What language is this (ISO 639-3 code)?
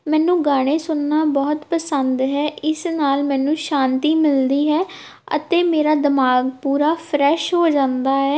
pan